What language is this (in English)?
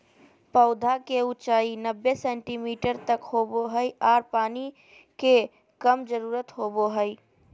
Magahi